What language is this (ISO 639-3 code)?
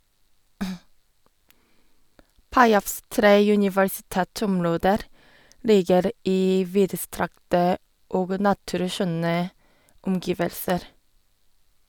nor